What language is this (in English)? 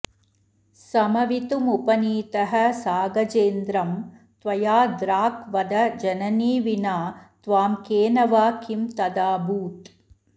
Sanskrit